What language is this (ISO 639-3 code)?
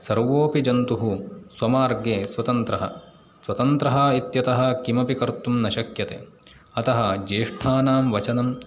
san